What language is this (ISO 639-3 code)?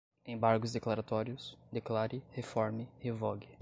por